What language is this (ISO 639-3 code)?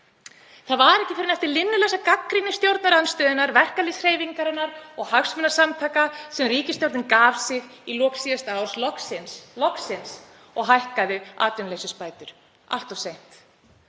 isl